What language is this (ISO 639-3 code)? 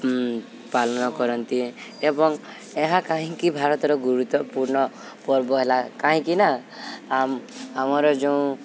ori